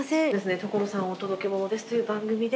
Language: Japanese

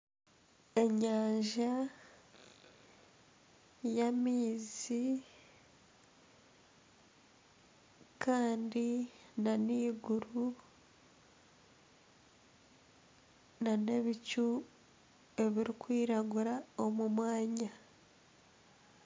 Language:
Nyankole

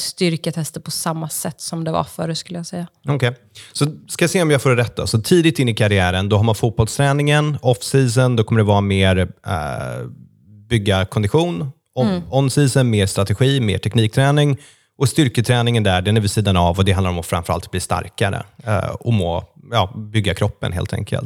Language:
Swedish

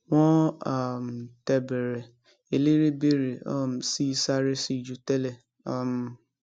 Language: Yoruba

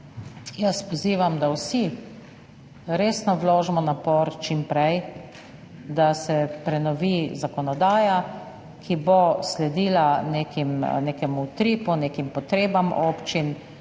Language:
Slovenian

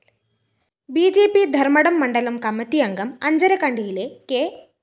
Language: Malayalam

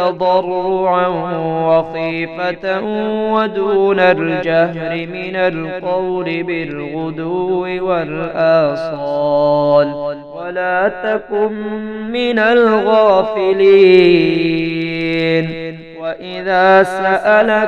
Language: Arabic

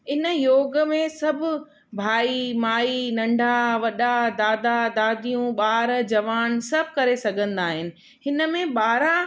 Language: Sindhi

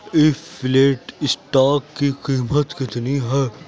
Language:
Urdu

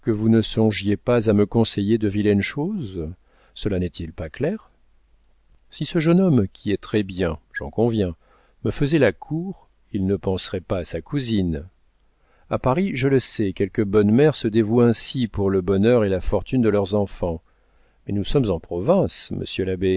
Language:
French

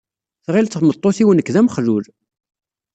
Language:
Kabyle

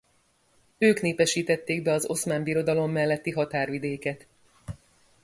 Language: Hungarian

